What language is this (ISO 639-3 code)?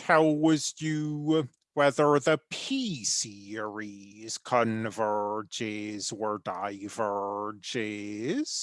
eng